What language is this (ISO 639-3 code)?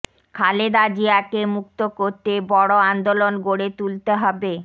ben